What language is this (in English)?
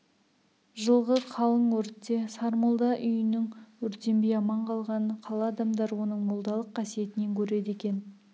Kazakh